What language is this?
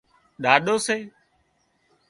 Wadiyara Koli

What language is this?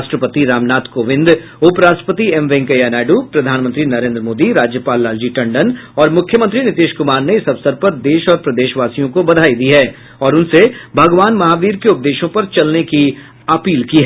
Hindi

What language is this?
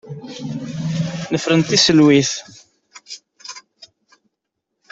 Kabyle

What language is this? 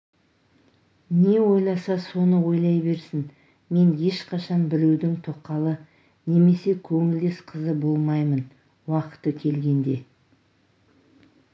Kazakh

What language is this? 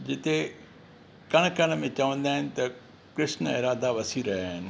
Sindhi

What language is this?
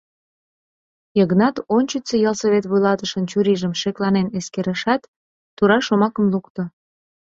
Mari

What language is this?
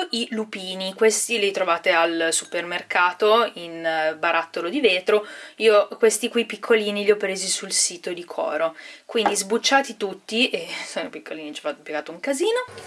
Italian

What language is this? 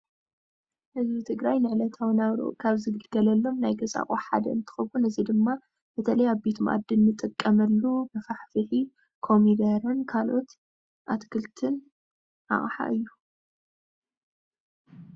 Tigrinya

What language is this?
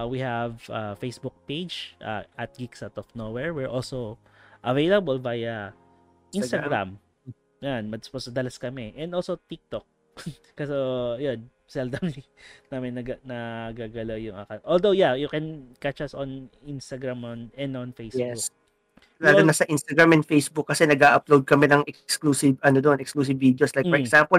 Filipino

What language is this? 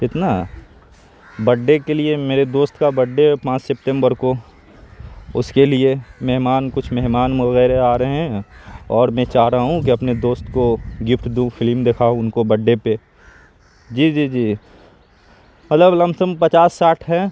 Urdu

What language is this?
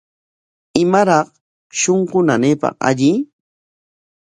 Corongo Ancash Quechua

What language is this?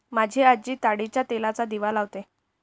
Marathi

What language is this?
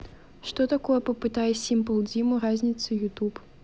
Russian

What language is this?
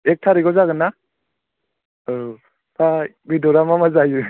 Bodo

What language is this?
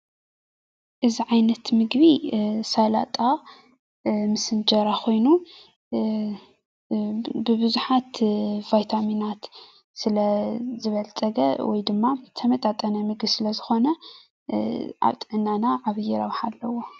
Tigrinya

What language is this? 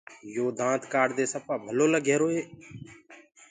Gurgula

